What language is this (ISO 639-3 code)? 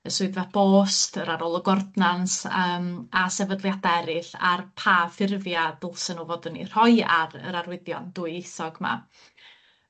cym